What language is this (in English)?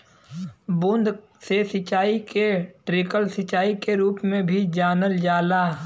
Bhojpuri